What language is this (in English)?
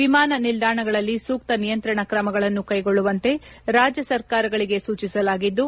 Kannada